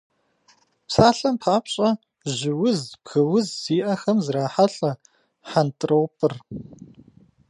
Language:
Kabardian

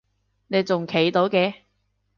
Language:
Cantonese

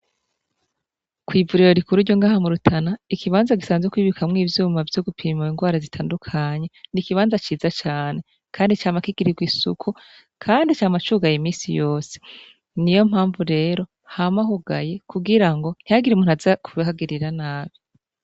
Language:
Rundi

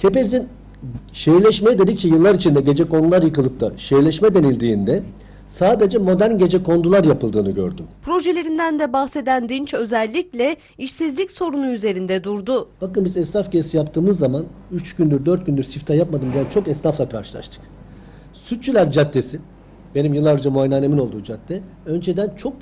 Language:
Turkish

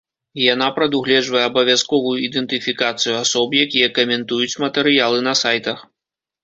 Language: Belarusian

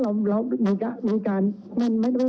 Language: Thai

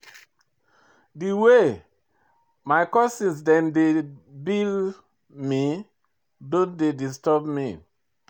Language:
Nigerian Pidgin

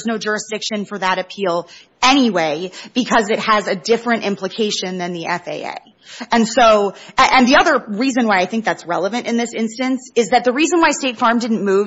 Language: English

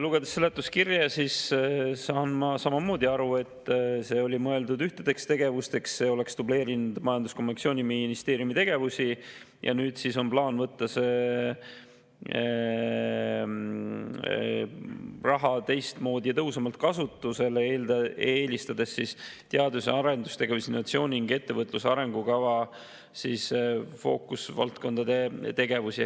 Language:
Estonian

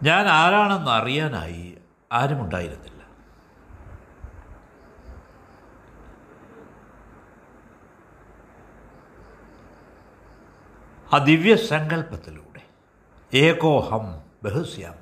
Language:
Malayalam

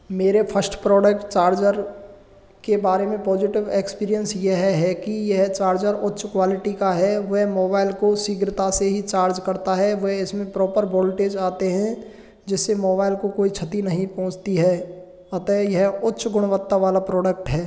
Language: Hindi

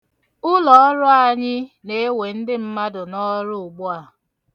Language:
Igbo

